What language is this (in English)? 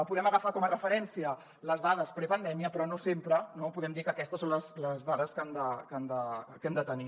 Catalan